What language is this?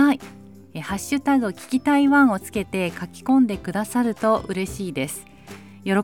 Japanese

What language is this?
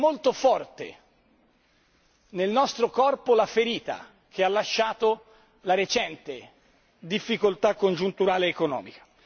Italian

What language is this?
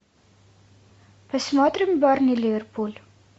Russian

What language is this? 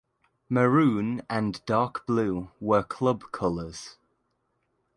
English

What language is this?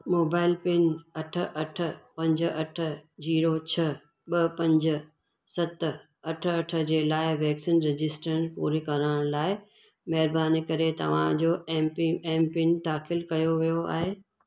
Sindhi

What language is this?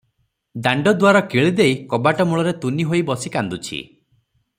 Odia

